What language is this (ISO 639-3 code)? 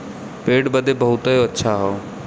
bho